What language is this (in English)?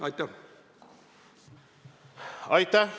Estonian